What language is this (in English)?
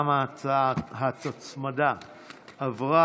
Hebrew